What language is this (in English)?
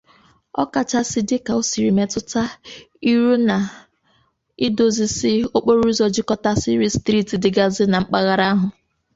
Igbo